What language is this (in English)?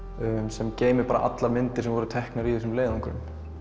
Icelandic